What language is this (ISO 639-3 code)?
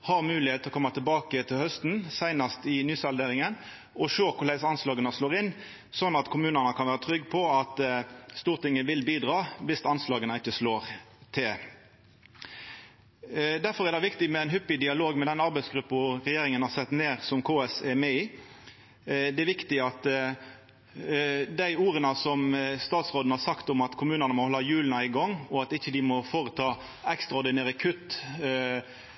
nno